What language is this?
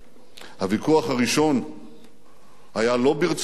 Hebrew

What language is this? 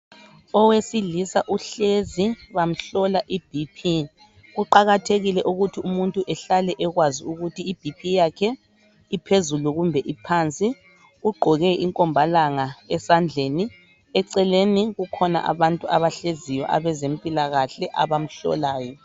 North Ndebele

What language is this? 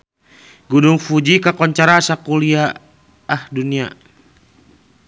Sundanese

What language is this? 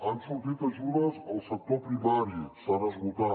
Catalan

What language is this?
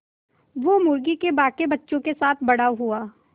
Hindi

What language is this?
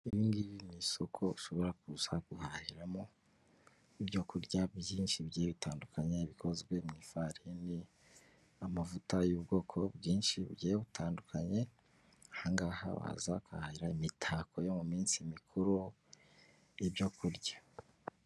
Kinyarwanda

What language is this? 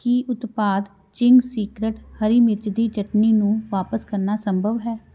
Punjabi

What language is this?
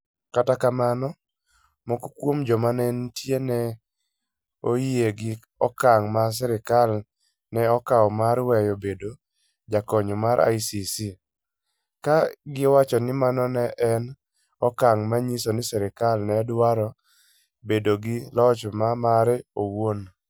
Luo (Kenya and Tanzania)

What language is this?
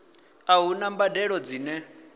Venda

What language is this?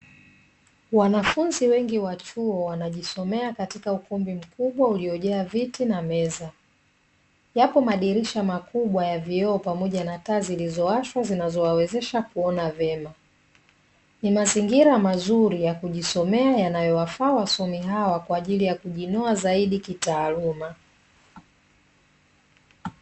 Swahili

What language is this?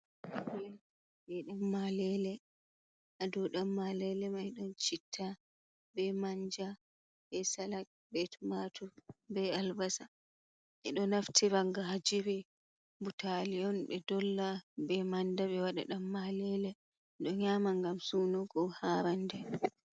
Fula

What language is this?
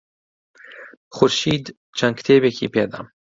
Central Kurdish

